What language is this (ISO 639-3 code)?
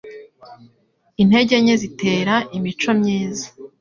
kin